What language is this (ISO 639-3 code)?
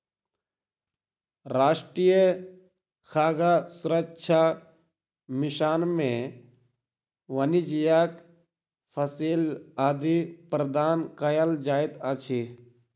mai